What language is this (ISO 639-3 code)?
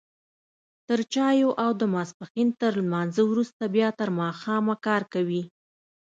pus